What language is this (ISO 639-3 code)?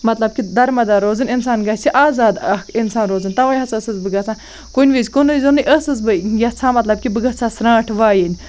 kas